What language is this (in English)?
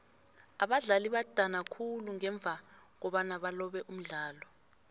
South Ndebele